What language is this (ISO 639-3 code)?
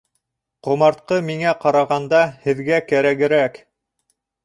bak